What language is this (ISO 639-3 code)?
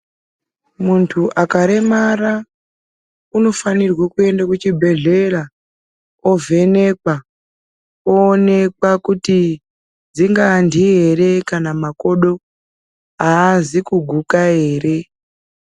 ndc